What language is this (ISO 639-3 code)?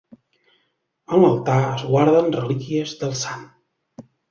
cat